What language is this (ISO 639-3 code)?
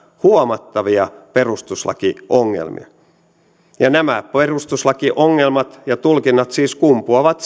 fin